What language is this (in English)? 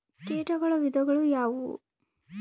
Kannada